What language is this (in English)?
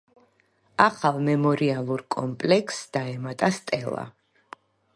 Georgian